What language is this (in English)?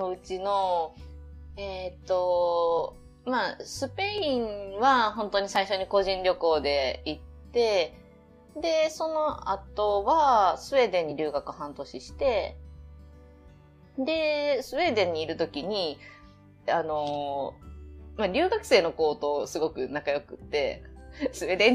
Japanese